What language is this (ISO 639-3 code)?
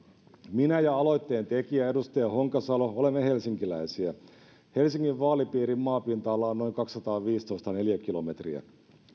fin